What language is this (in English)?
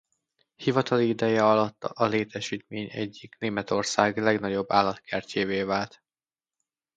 Hungarian